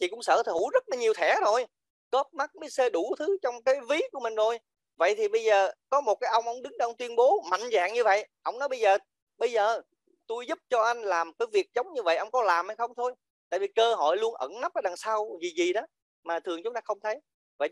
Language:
Vietnamese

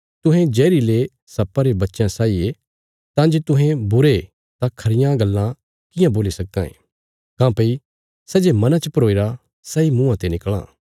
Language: Bilaspuri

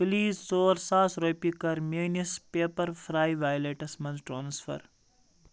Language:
Kashmiri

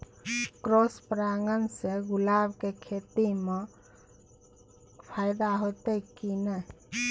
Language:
Maithili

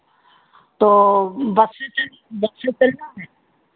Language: Hindi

